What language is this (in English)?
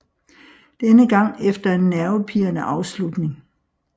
Danish